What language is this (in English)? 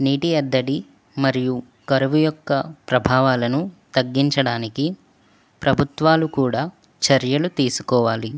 Telugu